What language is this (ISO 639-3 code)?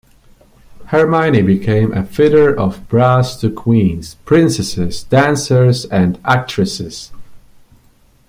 eng